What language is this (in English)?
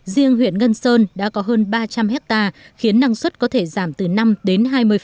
Vietnamese